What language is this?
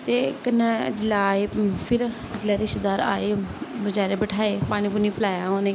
Dogri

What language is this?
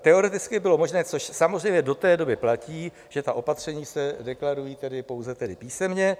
Czech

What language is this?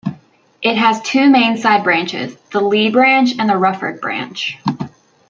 English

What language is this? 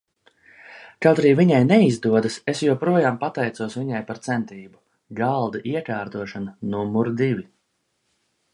Latvian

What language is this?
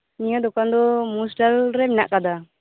Santali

